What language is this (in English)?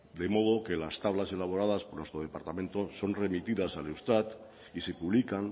Spanish